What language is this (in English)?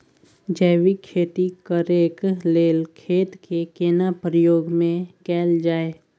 Maithili